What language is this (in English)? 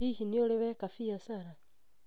Kikuyu